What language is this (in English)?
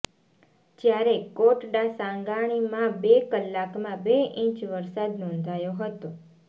Gujarati